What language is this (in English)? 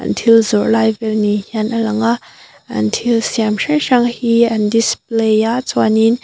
Mizo